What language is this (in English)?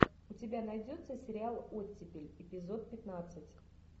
Russian